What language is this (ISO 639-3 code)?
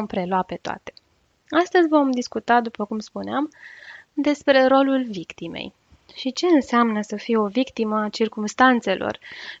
ron